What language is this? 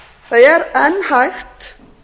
Icelandic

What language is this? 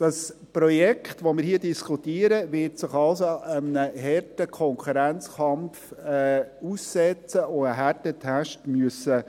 Swiss German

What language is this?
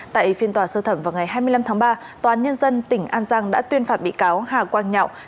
Vietnamese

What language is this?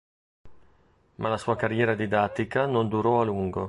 Italian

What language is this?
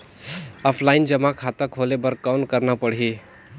Chhattisgarhi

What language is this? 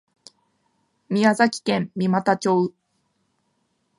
Japanese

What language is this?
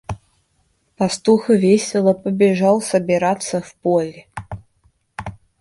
Russian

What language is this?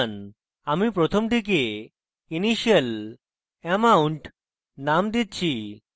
Bangla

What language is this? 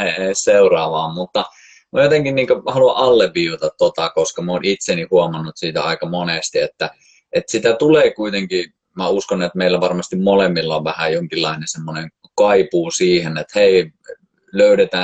Finnish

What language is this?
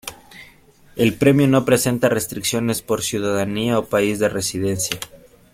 Spanish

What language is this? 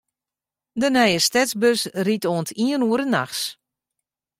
Western Frisian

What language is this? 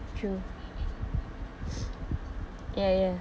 English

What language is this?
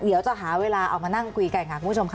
Thai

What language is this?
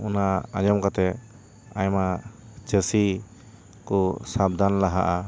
Santali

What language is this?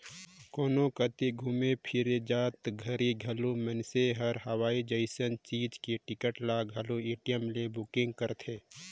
Chhattisgarhi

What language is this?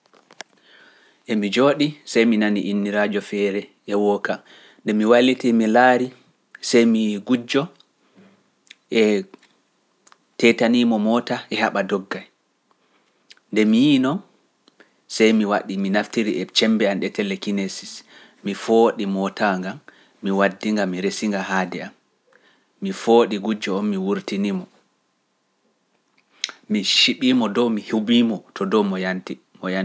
Pular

